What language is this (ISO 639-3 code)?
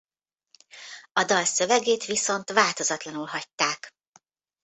hun